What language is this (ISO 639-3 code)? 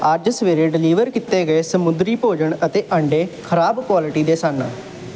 pan